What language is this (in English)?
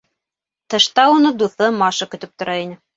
Bashkir